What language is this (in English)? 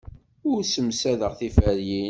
Kabyle